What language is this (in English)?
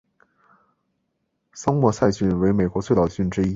Chinese